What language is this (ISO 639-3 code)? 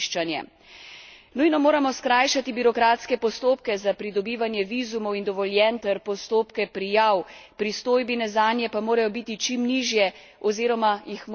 slv